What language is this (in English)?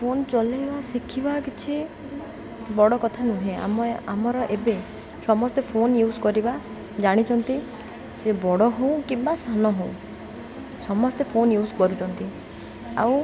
Odia